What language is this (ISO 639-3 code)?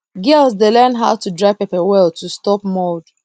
pcm